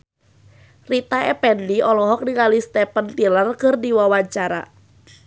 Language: Sundanese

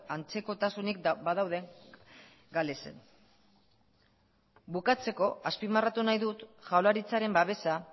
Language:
Basque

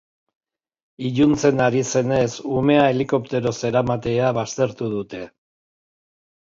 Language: Basque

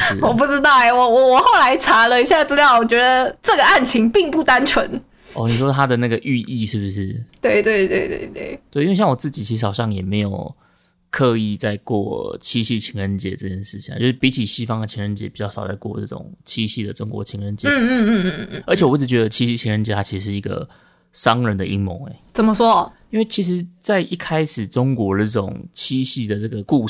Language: Chinese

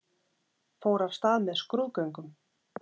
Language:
Icelandic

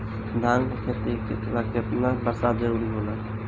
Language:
Bhojpuri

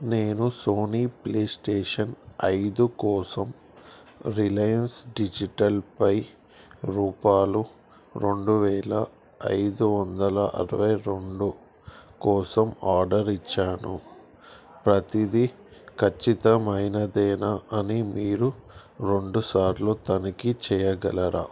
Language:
Telugu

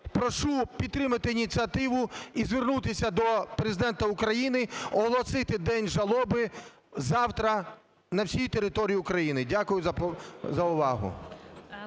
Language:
Ukrainian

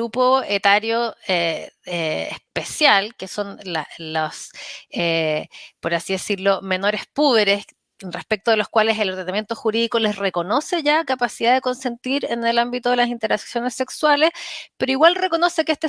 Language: Spanish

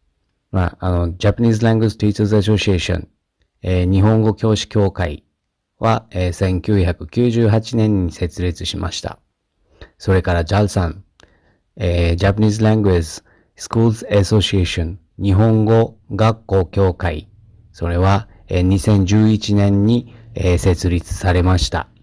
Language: Japanese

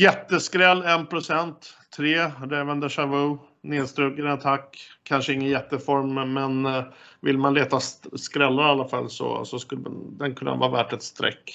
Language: Swedish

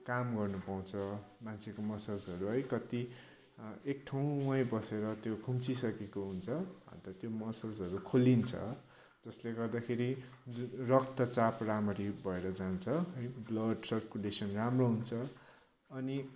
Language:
Nepali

